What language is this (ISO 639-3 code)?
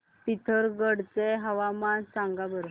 mar